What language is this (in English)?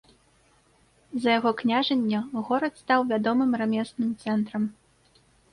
Belarusian